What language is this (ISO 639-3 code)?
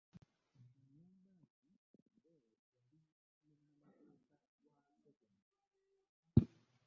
lug